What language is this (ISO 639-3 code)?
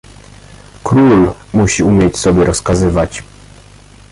pol